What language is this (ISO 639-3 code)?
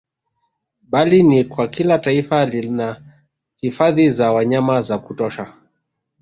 swa